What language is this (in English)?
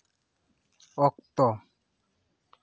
Santali